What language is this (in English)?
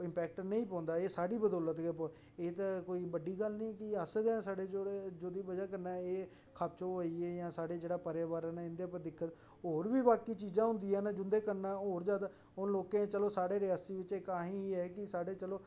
Dogri